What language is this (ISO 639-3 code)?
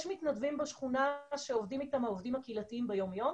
heb